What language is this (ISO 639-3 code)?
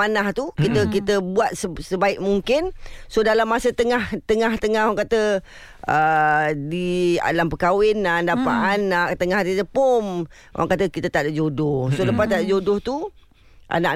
msa